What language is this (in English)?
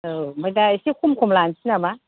Bodo